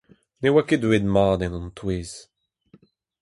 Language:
Breton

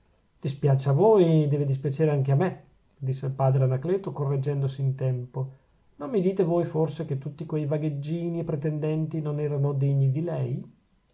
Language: Italian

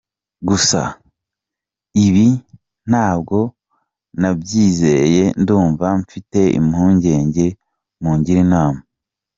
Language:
Kinyarwanda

